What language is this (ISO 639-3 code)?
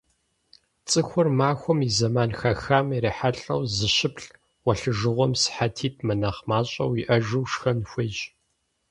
kbd